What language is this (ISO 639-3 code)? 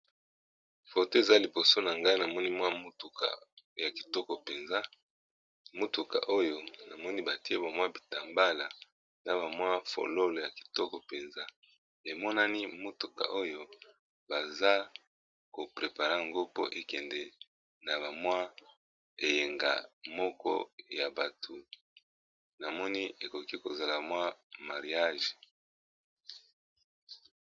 lin